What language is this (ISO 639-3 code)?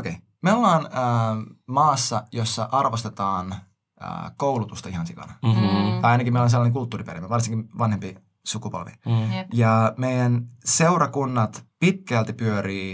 fin